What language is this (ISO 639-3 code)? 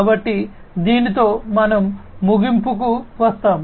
tel